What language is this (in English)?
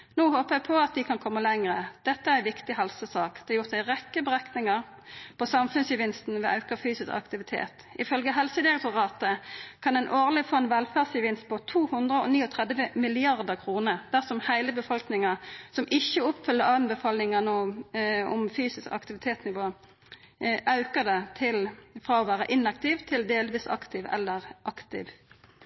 Norwegian Nynorsk